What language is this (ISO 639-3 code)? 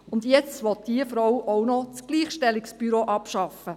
gsw